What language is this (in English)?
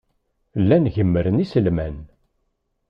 Kabyle